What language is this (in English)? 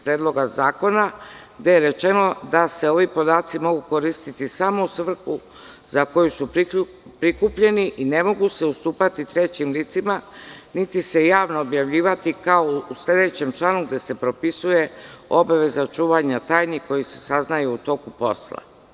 Serbian